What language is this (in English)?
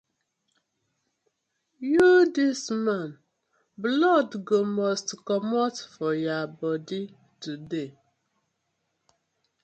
Nigerian Pidgin